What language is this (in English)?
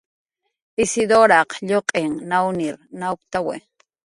Jaqaru